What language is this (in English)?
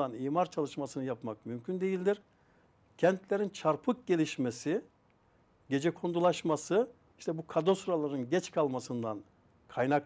Turkish